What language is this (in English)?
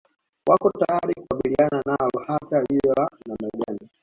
Swahili